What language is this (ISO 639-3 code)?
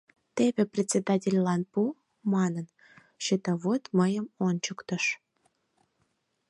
chm